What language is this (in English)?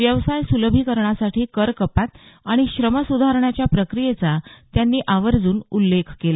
Marathi